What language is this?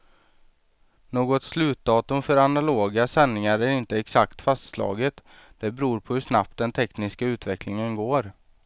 Swedish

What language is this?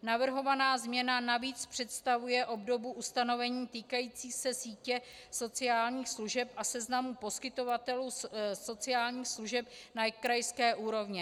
Czech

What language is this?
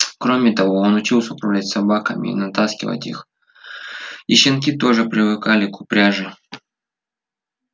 Russian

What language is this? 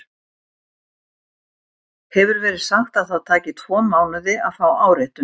Icelandic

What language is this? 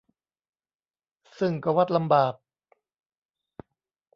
Thai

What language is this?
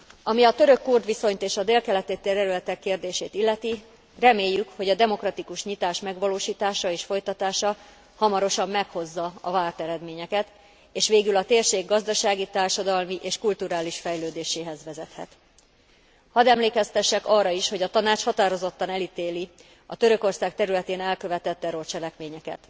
Hungarian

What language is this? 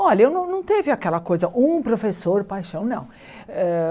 Portuguese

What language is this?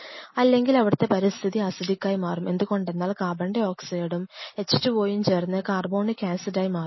Malayalam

